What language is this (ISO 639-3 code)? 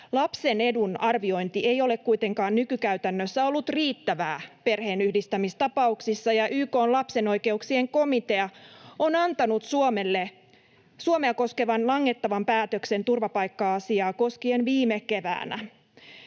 fin